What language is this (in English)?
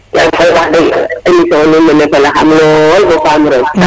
Serer